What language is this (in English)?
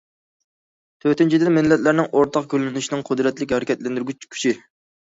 Uyghur